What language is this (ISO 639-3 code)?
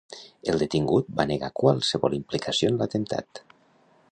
cat